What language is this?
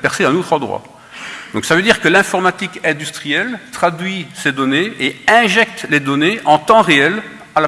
French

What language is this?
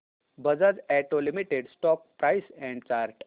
Marathi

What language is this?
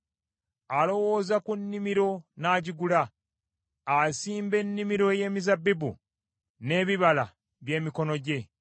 Ganda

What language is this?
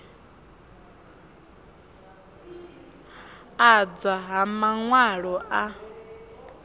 Venda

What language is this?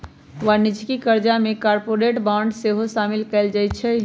Magahi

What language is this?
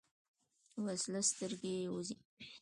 Pashto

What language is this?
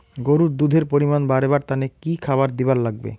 Bangla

